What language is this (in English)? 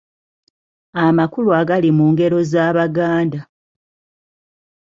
Ganda